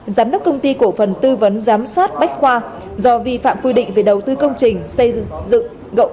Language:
Vietnamese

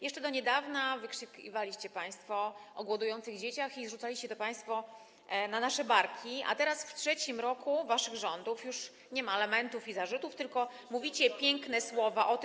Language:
Polish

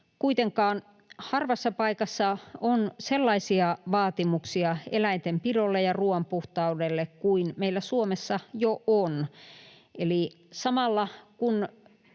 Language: Finnish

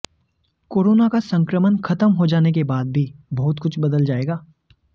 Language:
Hindi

